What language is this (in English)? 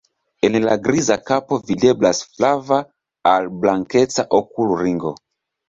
Esperanto